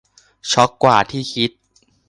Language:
Thai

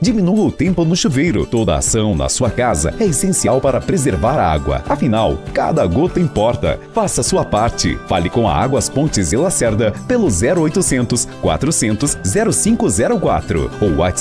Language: Portuguese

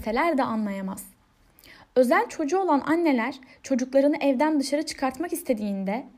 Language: Turkish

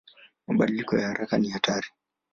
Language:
Swahili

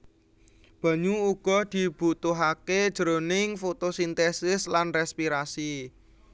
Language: Javanese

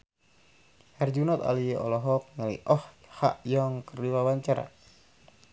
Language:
Sundanese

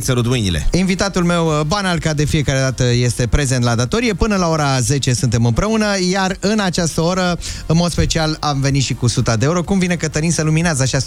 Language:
Romanian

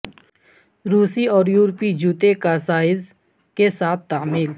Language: Urdu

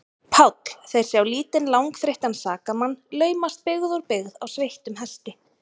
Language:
Icelandic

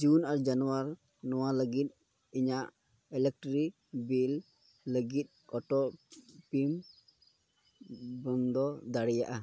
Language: Santali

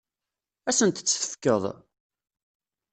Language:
Kabyle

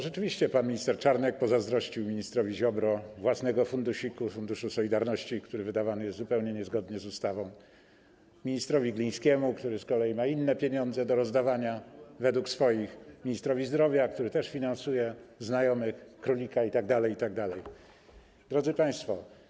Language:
Polish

